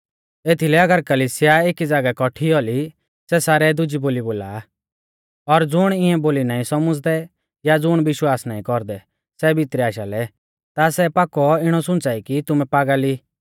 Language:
Mahasu Pahari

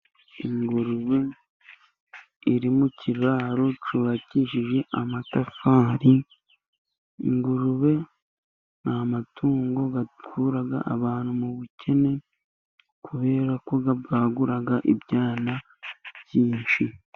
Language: Kinyarwanda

